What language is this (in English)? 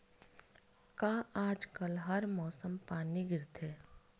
Chhattisgarhi